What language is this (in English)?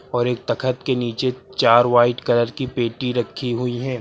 Hindi